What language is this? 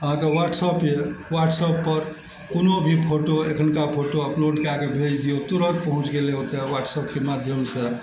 Maithili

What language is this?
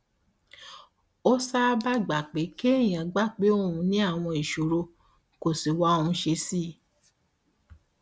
Yoruba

